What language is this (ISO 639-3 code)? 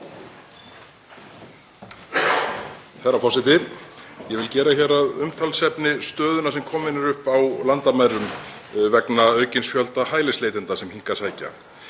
isl